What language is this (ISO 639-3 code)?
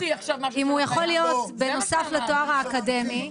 heb